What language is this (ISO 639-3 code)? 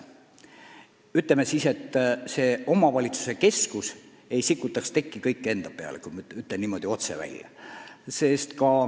est